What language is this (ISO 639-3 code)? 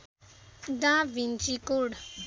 nep